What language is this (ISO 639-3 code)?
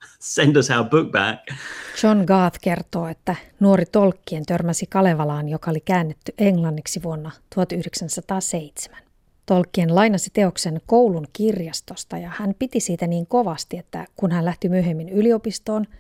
fin